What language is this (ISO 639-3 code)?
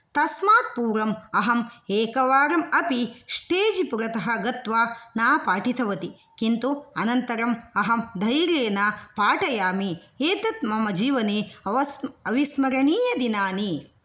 san